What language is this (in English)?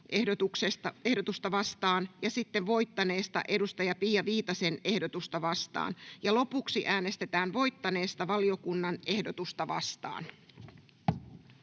Finnish